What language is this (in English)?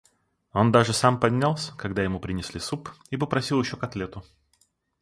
Russian